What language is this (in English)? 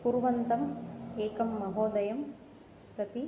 Sanskrit